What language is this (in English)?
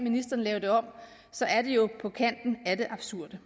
Danish